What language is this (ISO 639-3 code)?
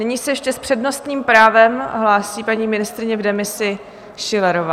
ces